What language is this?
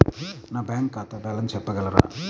Telugu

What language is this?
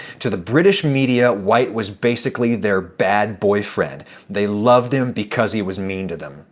English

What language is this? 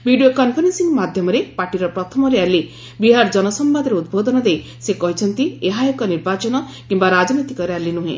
Odia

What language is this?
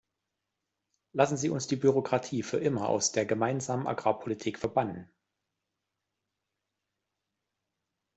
German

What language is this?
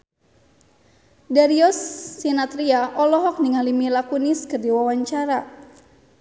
Sundanese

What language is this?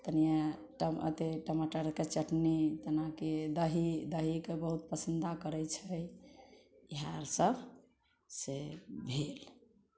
Maithili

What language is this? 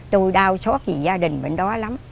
Vietnamese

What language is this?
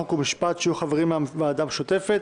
Hebrew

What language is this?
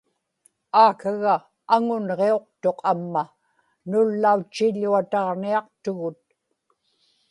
Inupiaq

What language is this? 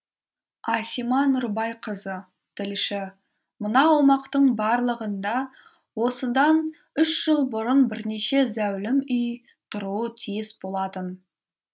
Kazakh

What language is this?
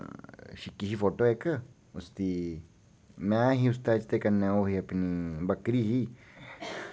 Dogri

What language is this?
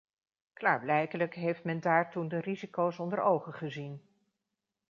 Dutch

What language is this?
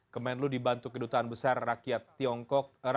Indonesian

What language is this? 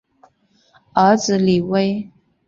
Chinese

